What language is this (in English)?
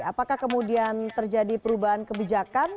Indonesian